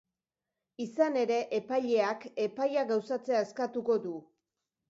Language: Basque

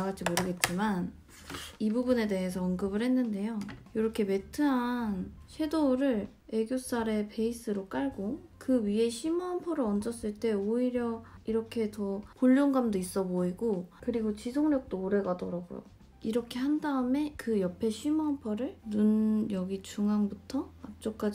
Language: Korean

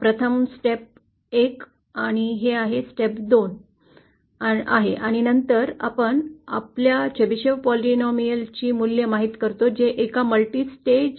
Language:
Marathi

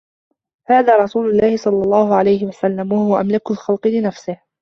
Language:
Arabic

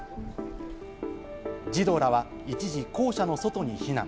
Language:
Japanese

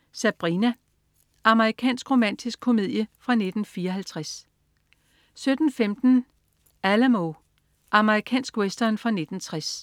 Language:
Danish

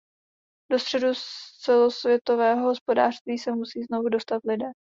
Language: Czech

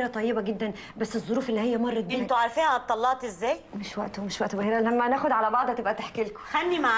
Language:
Arabic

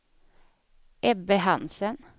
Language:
Swedish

